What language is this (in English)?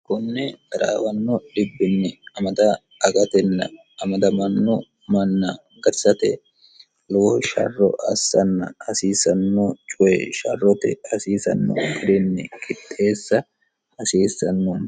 Sidamo